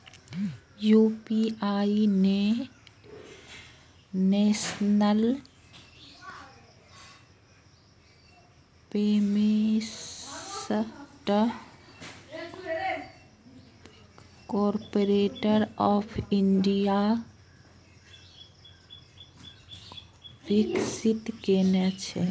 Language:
Maithili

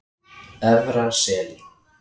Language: Icelandic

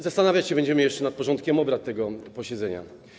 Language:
Polish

